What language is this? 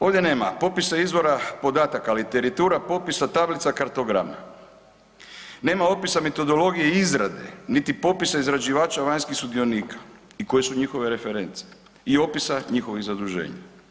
Croatian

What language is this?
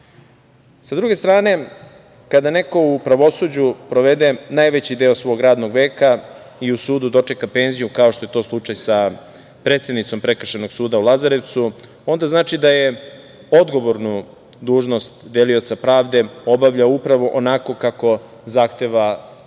Serbian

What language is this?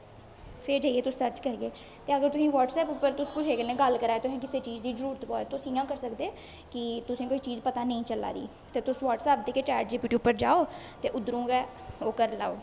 Dogri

